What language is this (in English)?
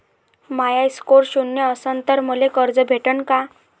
Marathi